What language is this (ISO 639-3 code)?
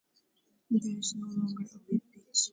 eng